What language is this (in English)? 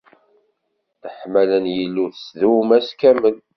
Kabyle